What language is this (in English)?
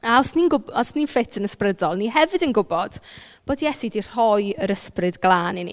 Welsh